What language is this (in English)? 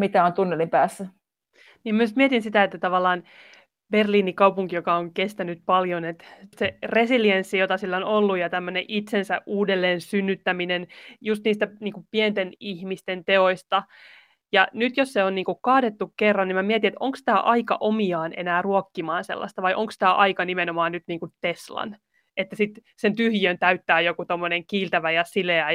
Finnish